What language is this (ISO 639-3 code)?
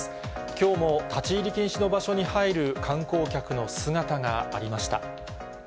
jpn